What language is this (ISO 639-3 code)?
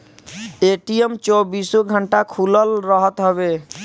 bho